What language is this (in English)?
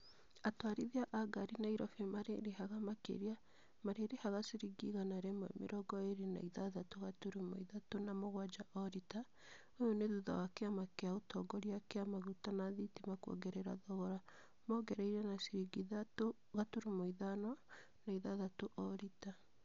Kikuyu